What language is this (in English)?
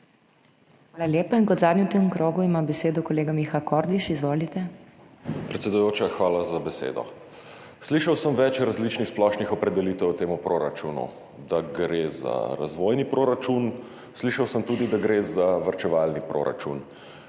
Slovenian